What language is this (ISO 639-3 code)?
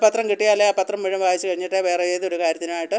mal